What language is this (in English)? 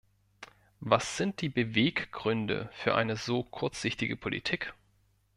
German